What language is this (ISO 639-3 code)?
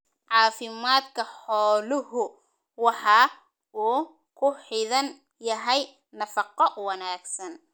som